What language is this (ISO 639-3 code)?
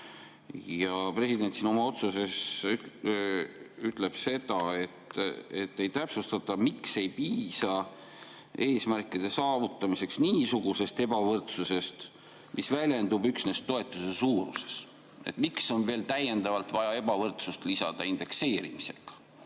est